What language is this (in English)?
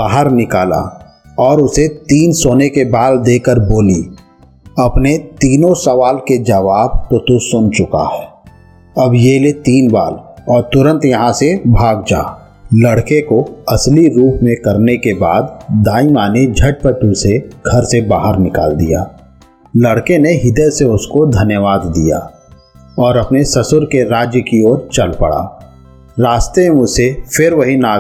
Hindi